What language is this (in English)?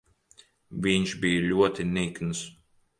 Latvian